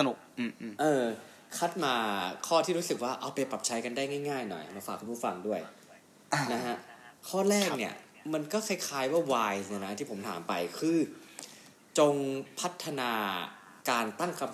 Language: Thai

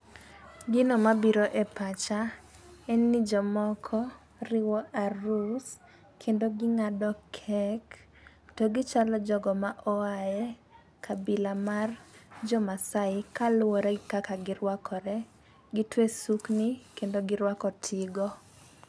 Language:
Luo (Kenya and Tanzania)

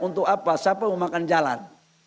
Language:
Indonesian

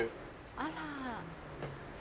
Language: Japanese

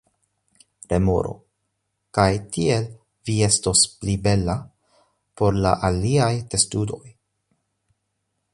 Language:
Esperanto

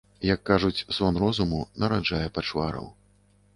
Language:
Belarusian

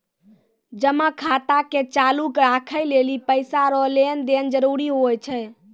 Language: Maithili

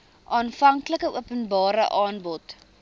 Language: Afrikaans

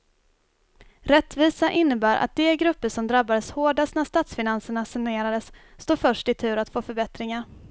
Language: Swedish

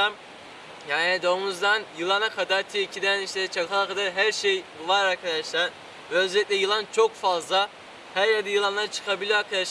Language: Turkish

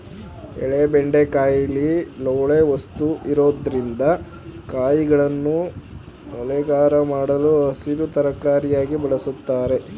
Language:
Kannada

